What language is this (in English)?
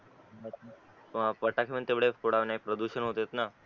Marathi